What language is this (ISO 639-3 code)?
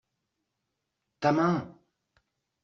fra